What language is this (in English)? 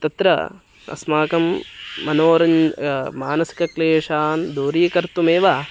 Sanskrit